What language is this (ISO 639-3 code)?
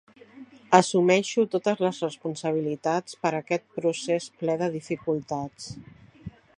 cat